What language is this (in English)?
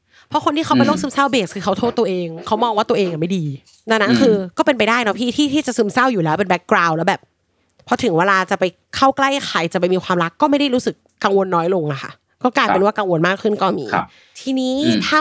Thai